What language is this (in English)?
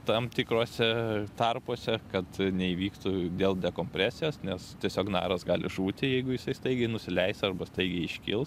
Lithuanian